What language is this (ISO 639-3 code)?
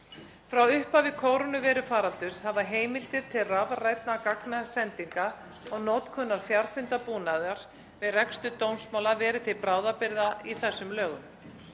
isl